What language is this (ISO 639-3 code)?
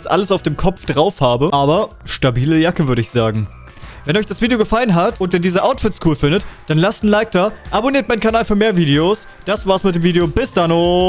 deu